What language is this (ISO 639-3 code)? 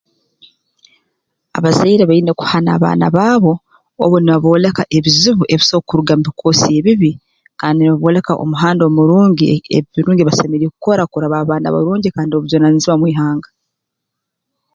ttj